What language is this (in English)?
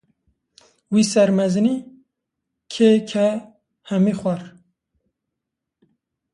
Kurdish